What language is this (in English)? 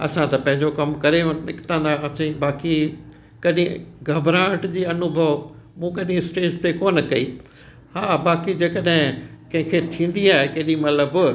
Sindhi